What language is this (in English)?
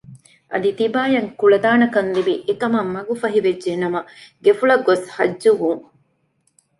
Divehi